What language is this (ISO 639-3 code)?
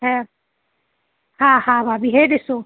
snd